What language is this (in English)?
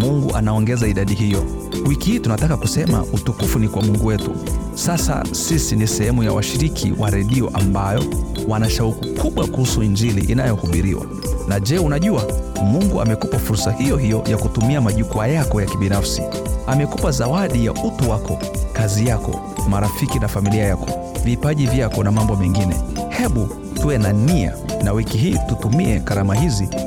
Swahili